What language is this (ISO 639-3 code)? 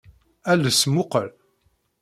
kab